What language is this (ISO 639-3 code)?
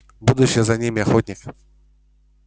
rus